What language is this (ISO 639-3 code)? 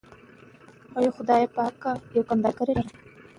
pus